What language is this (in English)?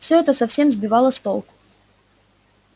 Russian